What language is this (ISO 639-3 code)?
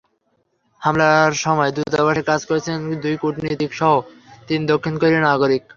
ben